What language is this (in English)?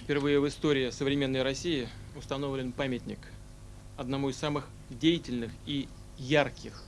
Russian